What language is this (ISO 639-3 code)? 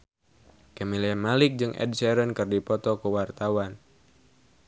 sun